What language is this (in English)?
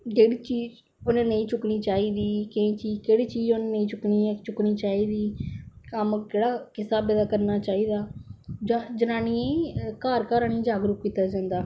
Dogri